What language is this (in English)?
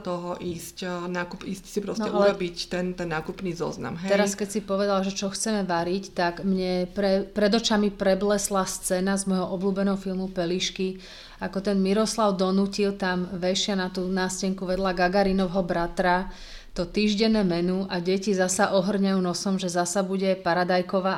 Slovak